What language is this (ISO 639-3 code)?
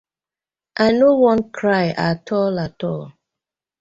pcm